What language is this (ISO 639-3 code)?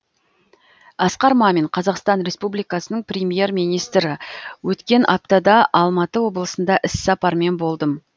kaz